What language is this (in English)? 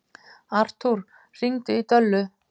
Icelandic